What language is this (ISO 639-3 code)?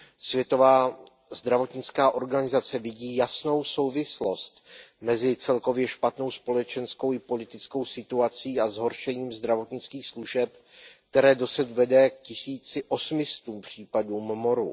ces